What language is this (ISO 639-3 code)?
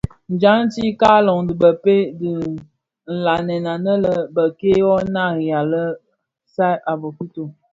ksf